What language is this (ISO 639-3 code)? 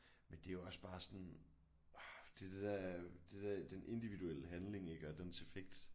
dan